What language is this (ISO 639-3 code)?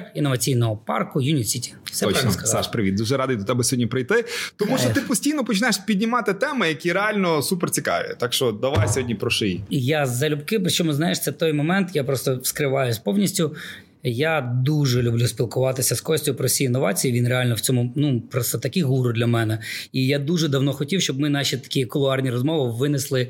ukr